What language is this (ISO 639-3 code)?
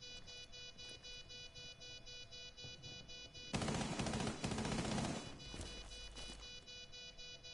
deu